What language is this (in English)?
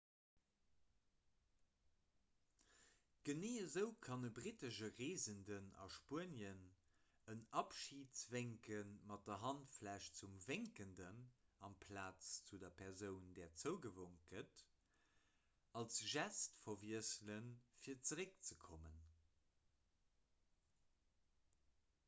Luxembourgish